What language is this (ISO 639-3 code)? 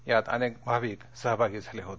mar